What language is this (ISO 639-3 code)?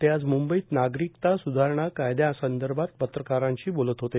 mar